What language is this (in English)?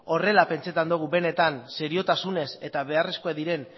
Basque